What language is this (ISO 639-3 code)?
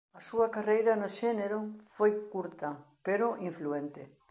glg